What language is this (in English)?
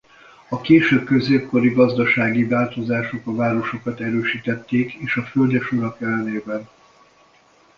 Hungarian